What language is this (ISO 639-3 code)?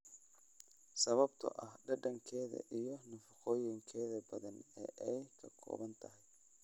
som